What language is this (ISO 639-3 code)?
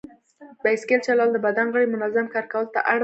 pus